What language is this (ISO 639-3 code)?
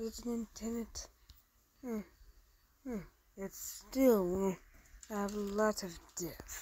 eng